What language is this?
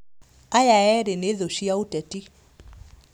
Kikuyu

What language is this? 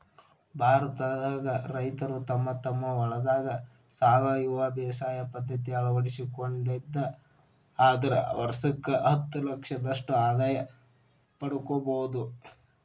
Kannada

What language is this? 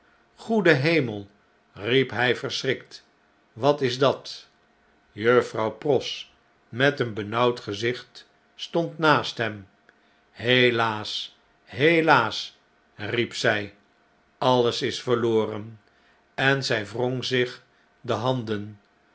Dutch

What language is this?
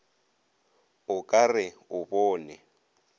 Northern Sotho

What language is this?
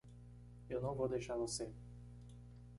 Portuguese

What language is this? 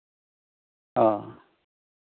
Santali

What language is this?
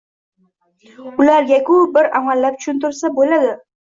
Uzbek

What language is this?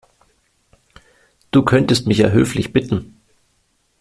German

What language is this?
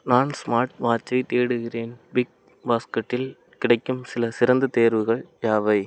Tamil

